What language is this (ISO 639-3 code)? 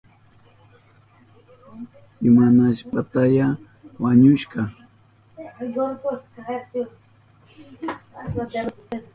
qup